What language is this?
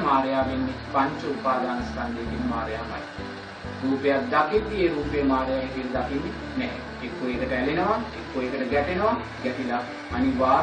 Sinhala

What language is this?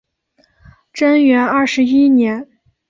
Chinese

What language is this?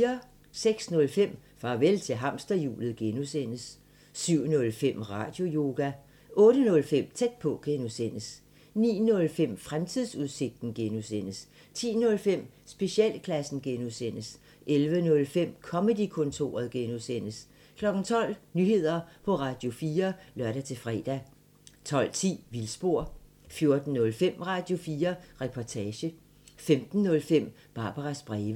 Danish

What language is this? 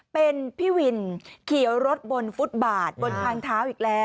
Thai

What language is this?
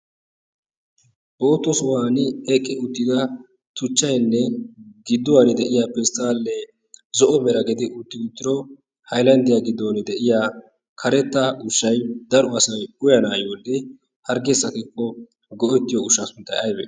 Wolaytta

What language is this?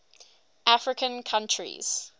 English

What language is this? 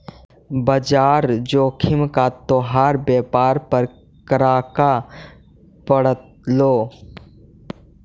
Magahi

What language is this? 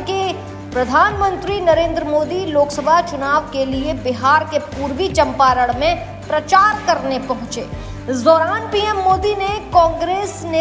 Hindi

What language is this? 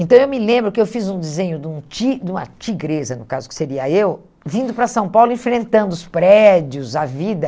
Portuguese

